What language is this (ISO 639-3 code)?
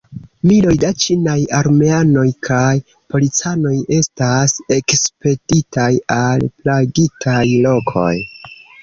epo